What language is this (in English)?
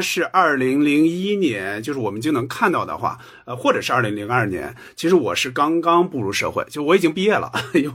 Chinese